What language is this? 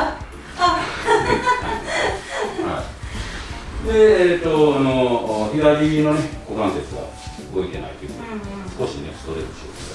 Japanese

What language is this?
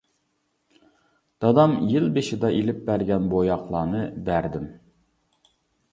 Uyghur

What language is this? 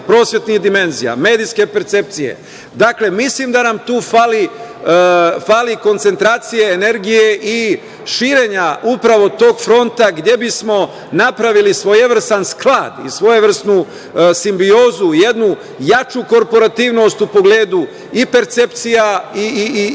Serbian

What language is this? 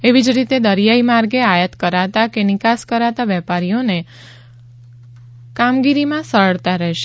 Gujarati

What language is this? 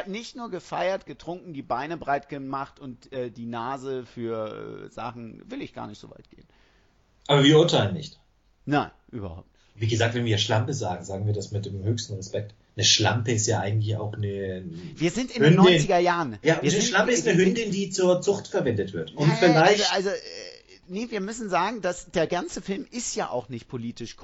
German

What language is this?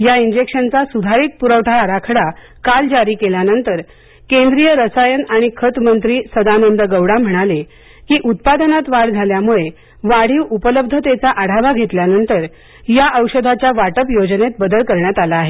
Marathi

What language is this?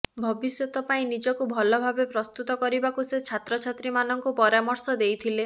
Odia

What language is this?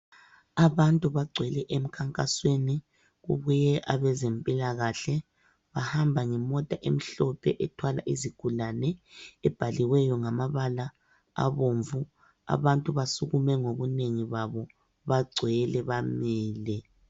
North Ndebele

